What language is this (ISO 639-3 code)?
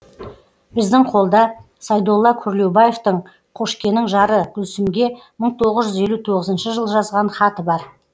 kaz